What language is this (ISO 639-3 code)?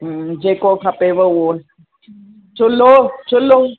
snd